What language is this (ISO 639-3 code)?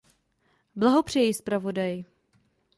ces